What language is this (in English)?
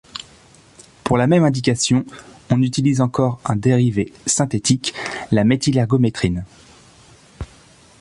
French